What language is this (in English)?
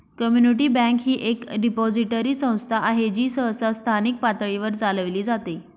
Marathi